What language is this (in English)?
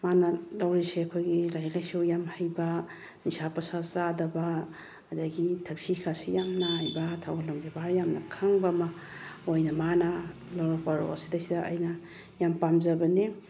Manipuri